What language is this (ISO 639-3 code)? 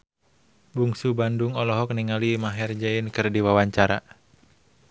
sun